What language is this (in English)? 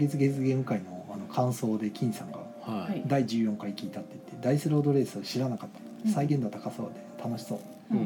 Japanese